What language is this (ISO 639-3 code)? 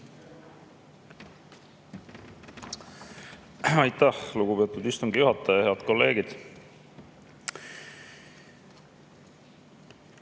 est